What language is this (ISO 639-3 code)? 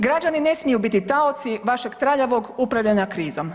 hrv